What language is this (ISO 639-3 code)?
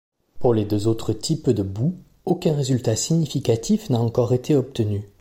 fra